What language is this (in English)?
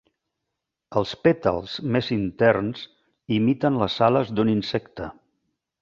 Catalan